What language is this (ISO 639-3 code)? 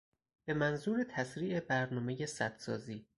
fas